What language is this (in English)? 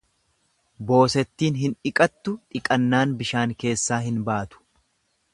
Oromo